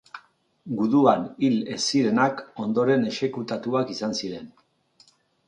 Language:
Basque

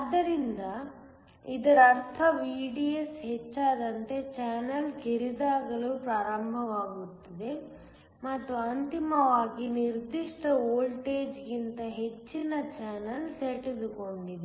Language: Kannada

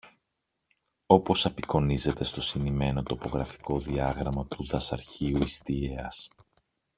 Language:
Greek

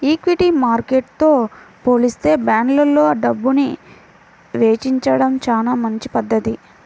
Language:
Telugu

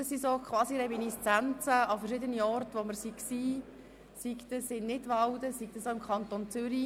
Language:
Swiss German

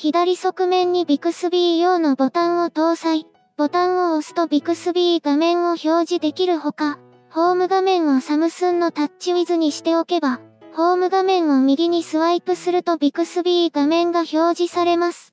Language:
Japanese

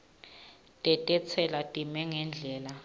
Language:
Swati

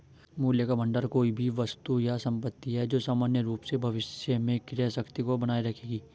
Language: Hindi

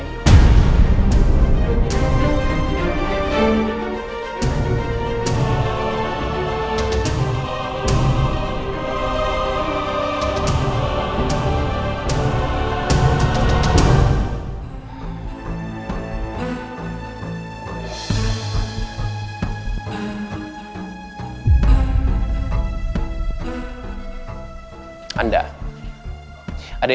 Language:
Indonesian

